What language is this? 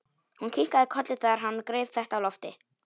Icelandic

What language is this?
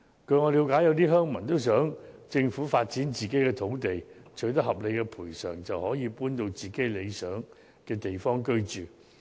Cantonese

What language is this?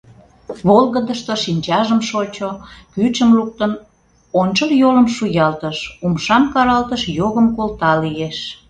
Mari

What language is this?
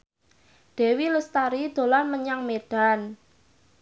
Javanese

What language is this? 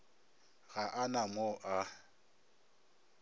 Northern Sotho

